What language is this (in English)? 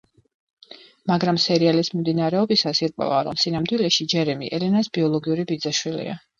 Georgian